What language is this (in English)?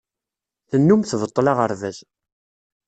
Kabyle